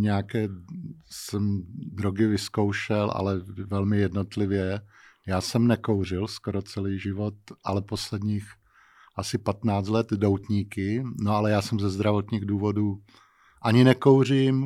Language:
Czech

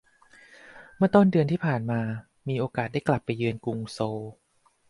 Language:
Thai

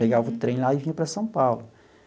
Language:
Portuguese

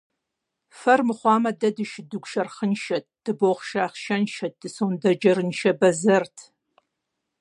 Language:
Kabardian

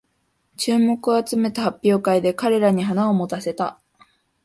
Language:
Japanese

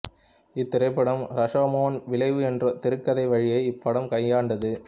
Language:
Tamil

